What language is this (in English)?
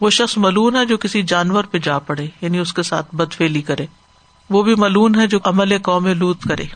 Urdu